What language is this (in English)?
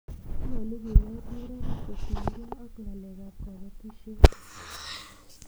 Kalenjin